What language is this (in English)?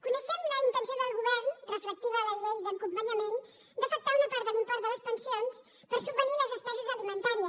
Catalan